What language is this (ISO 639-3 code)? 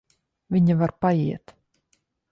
lav